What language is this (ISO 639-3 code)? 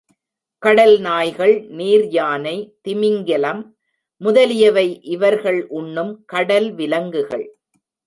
tam